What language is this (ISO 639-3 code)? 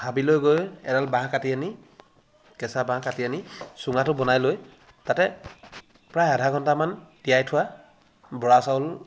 asm